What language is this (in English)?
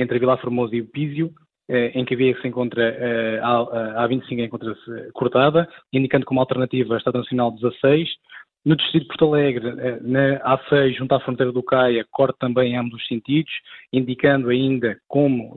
Portuguese